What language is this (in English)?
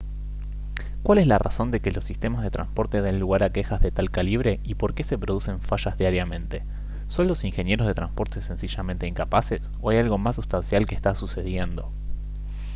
Spanish